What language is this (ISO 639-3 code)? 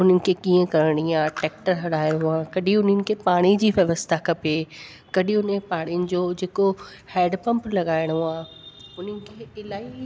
snd